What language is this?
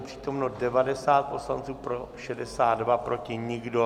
Czech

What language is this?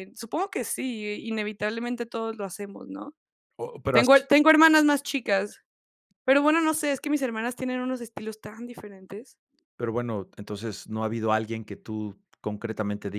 Spanish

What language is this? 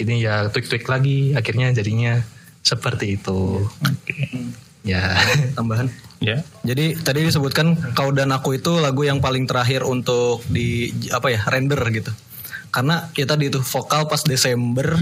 Indonesian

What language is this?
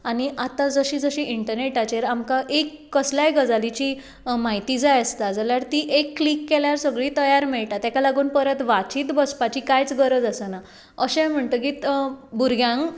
Konkani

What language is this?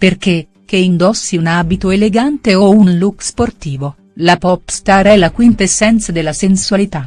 Italian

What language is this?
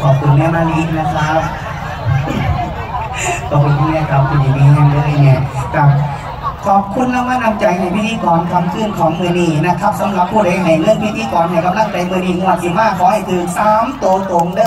Thai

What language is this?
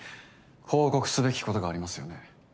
Japanese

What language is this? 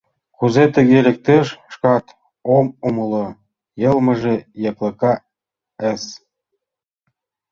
Mari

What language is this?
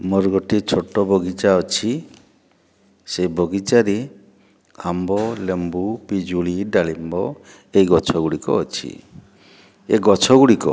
Odia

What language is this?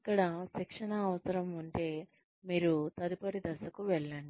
Telugu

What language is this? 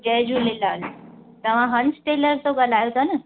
Sindhi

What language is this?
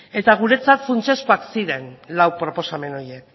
Basque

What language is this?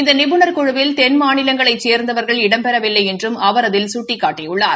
Tamil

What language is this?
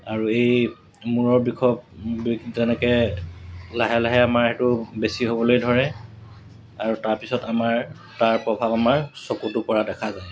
Assamese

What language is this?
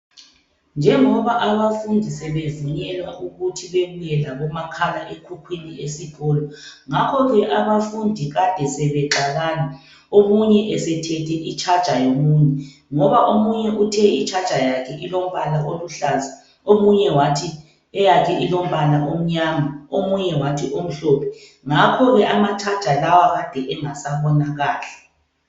North Ndebele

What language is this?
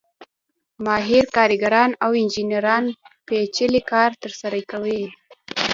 Pashto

